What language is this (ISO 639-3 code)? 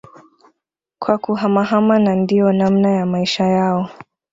swa